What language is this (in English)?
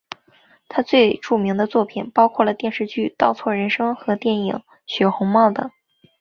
Chinese